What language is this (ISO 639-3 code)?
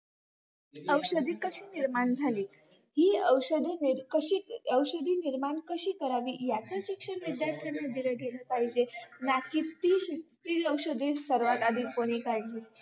mar